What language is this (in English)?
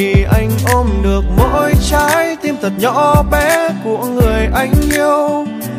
Vietnamese